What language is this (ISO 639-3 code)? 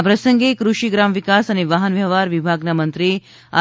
guj